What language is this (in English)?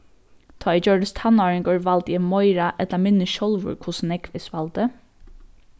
Faroese